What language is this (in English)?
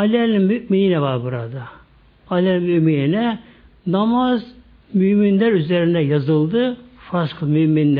Turkish